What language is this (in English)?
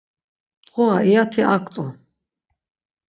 Laz